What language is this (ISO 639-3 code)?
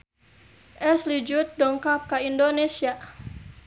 sun